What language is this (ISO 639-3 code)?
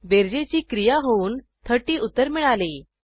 mar